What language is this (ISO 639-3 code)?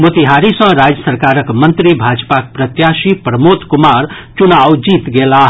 mai